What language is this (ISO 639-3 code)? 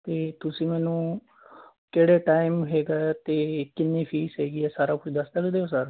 pan